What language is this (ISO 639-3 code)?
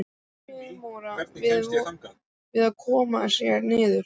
isl